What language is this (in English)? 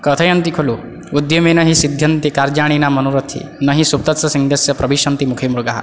Sanskrit